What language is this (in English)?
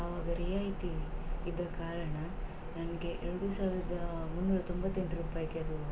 Kannada